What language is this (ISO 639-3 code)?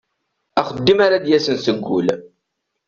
kab